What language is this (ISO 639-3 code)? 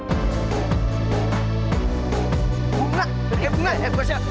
ind